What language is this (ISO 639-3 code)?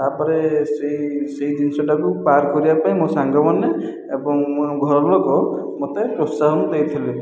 ori